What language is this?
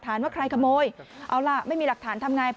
Thai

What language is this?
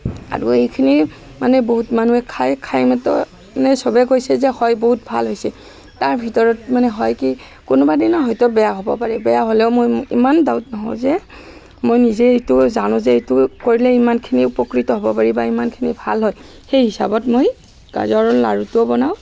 Assamese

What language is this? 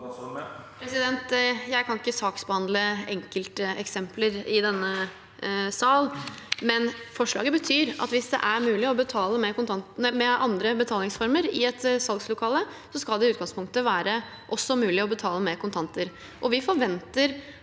Norwegian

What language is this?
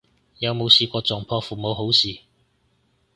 Cantonese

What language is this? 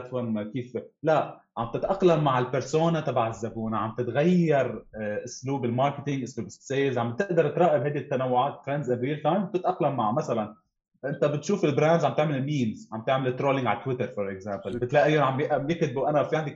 Arabic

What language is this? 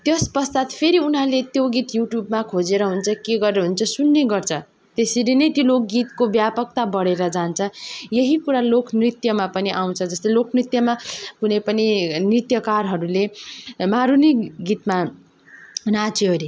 Nepali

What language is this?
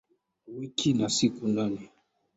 Swahili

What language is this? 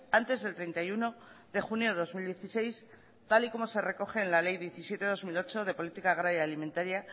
Spanish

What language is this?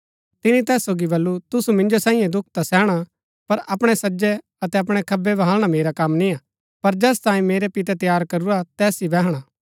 Gaddi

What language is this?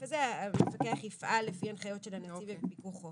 Hebrew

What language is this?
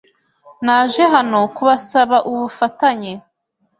Kinyarwanda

